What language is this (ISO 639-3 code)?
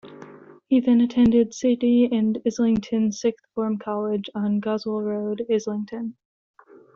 eng